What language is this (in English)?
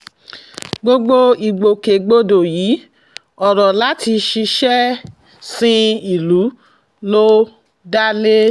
Yoruba